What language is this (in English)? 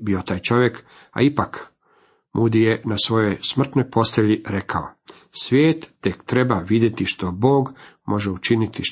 Croatian